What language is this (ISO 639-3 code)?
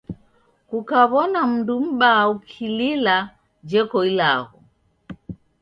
dav